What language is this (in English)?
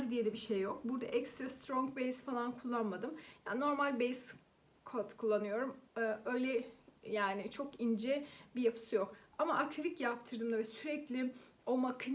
Turkish